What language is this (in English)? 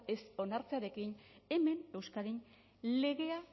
Basque